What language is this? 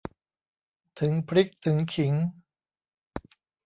Thai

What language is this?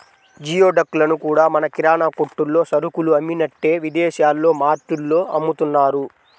Telugu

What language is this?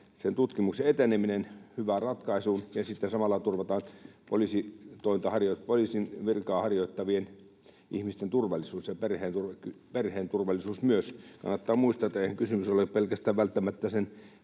Finnish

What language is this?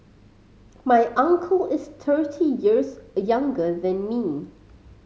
English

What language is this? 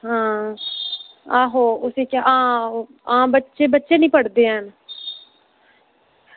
Dogri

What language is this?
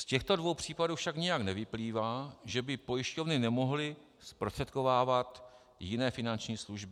Czech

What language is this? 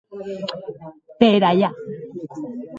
Occitan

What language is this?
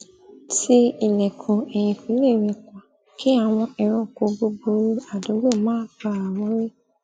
Yoruba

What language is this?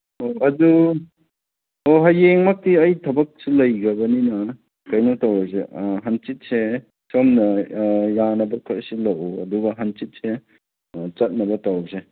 Manipuri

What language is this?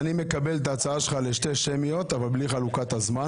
Hebrew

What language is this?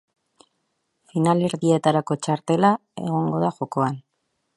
Basque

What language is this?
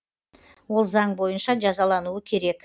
Kazakh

